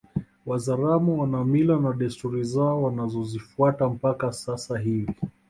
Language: Swahili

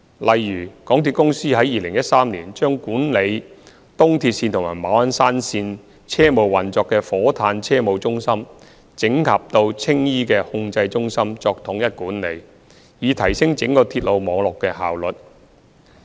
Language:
Cantonese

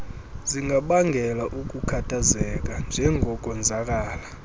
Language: Xhosa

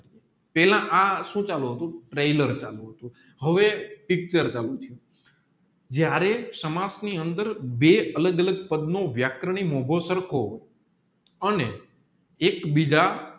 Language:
Gujarati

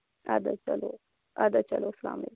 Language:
Kashmiri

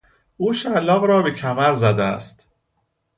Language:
Persian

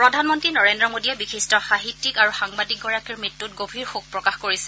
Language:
Assamese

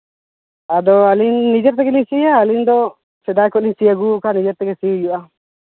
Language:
Santali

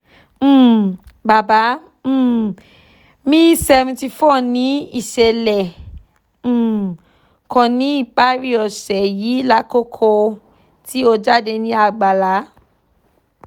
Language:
Yoruba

